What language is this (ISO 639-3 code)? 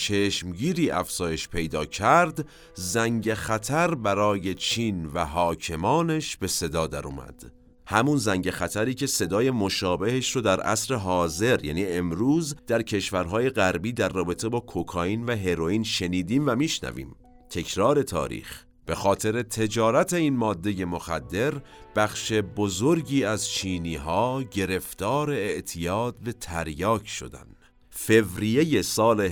fas